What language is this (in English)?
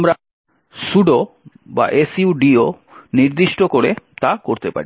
Bangla